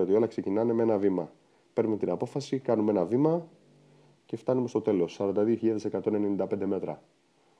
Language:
Greek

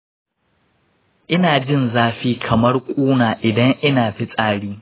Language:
Hausa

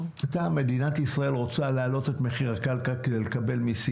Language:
Hebrew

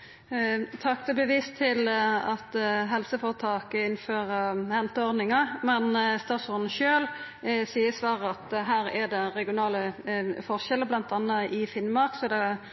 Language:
Norwegian Nynorsk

